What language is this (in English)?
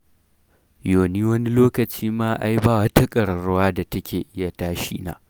Hausa